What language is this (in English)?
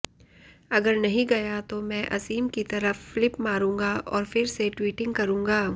Hindi